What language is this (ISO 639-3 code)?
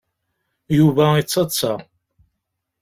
kab